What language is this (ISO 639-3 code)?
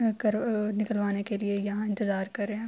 urd